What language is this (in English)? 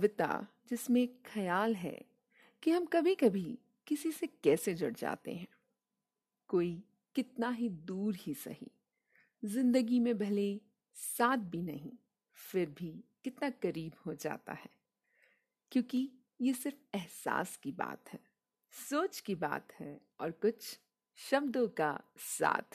Hindi